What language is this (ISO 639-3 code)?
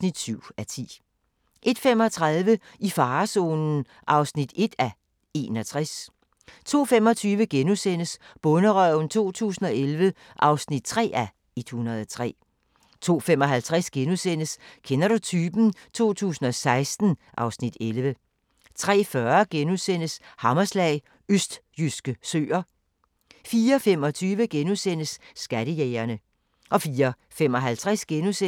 dan